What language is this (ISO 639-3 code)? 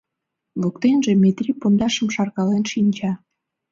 chm